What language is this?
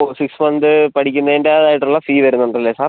Malayalam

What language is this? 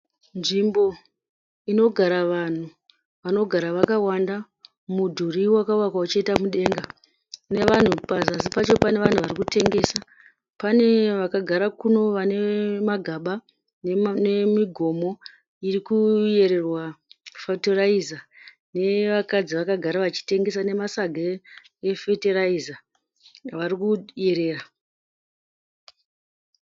Shona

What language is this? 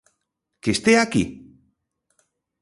Galician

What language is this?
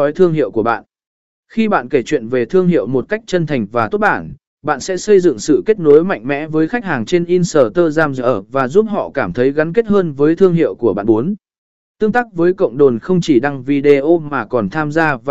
Vietnamese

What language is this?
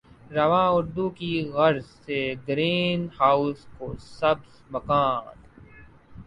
Urdu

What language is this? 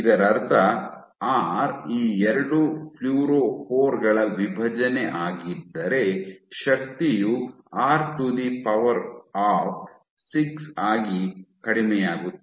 Kannada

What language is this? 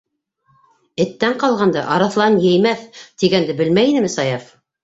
Bashkir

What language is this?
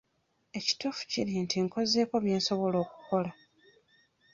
Ganda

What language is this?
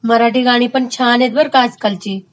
Marathi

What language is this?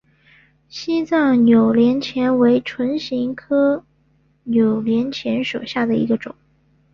Chinese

